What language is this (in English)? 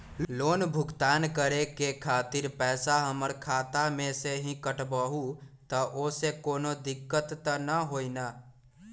Magahi